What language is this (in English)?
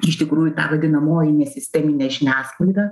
Lithuanian